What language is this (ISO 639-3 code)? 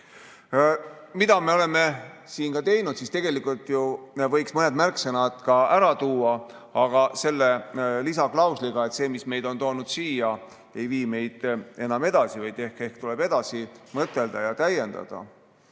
est